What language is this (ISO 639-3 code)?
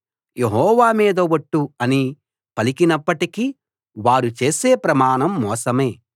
tel